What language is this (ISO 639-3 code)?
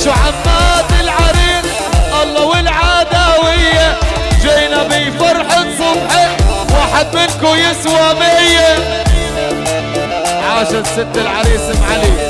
ara